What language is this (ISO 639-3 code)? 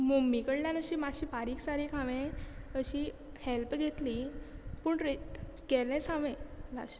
kok